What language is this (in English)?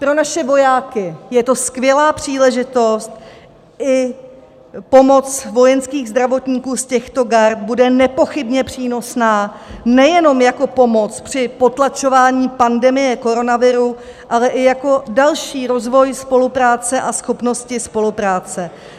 Czech